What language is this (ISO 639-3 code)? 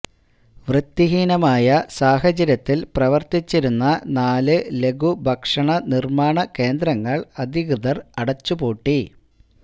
mal